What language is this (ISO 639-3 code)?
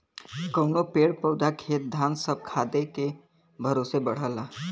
bho